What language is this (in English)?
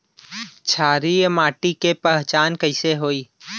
Bhojpuri